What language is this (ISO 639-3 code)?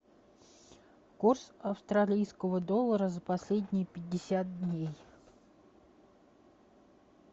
rus